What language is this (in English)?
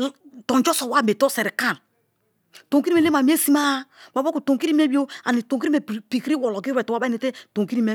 Kalabari